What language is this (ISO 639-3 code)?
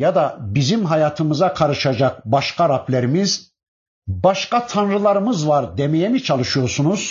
tur